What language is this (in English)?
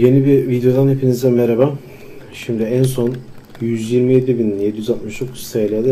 Turkish